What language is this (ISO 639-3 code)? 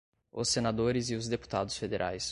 por